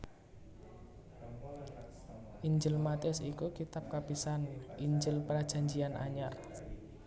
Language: Javanese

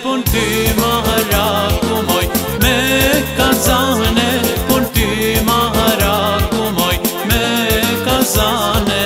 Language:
Romanian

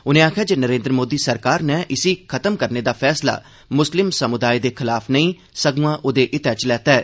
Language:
Dogri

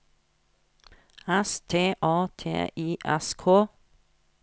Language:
Norwegian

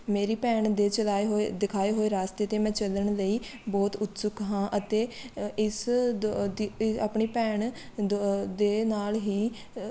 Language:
Punjabi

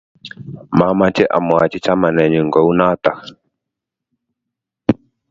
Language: Kalenjin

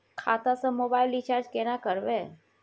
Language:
Maithili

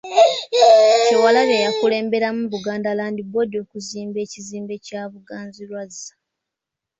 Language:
Ganda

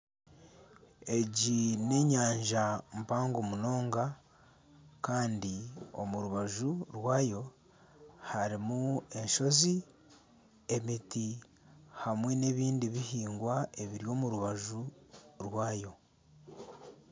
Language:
Nyankole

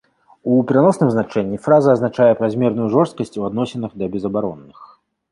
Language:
Belarusian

